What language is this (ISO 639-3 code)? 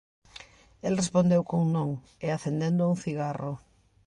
glg